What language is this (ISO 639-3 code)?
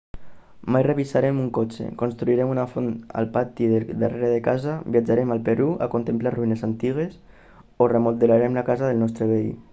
cat